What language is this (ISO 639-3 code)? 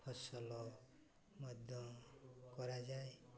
ori